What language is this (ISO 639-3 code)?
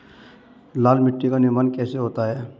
hin